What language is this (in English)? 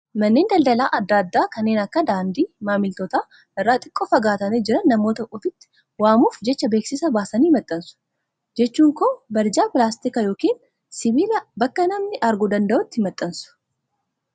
Oromo